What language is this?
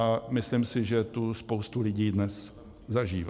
Czech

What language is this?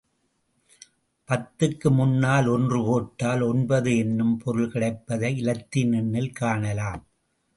Tamil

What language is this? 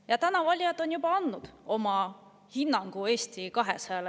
Estonian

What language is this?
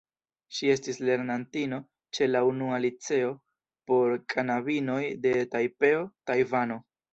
Esperanto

